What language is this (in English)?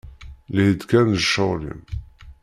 Kabyle